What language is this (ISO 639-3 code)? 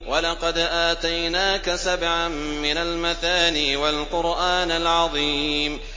ara